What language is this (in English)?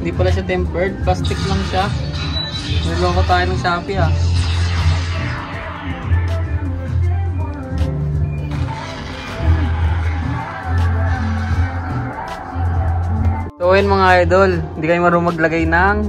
Filipino